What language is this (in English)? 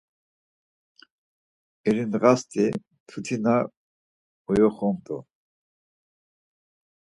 Laz